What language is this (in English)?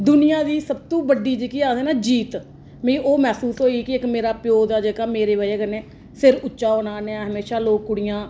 Dogri